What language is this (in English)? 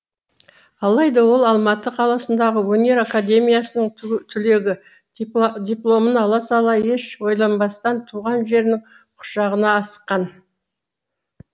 Kazakh